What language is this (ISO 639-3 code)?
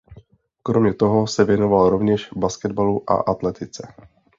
ces